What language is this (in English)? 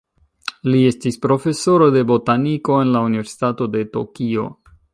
Esperanto